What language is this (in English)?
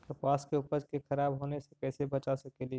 Magahi